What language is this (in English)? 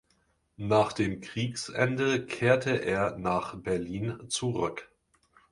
German